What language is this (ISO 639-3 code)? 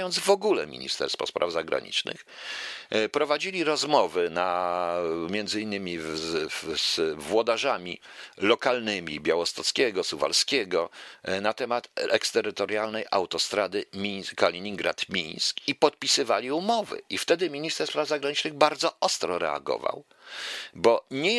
pol